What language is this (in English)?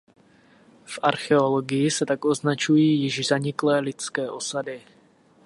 Czech